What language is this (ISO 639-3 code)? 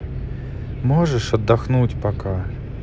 rus